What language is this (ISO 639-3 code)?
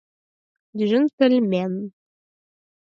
chm